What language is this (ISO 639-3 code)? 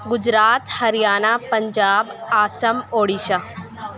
urd